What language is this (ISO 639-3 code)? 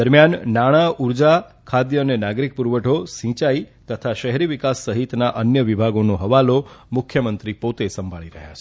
guj